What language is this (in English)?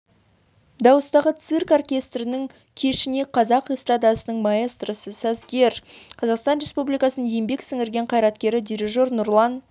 Kazakh